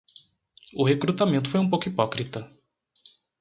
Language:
Portuguese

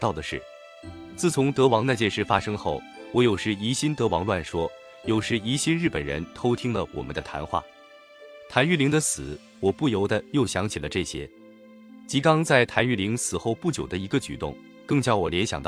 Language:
Chinese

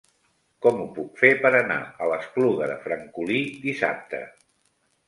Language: Catalan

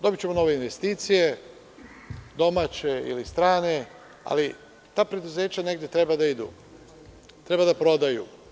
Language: Serbian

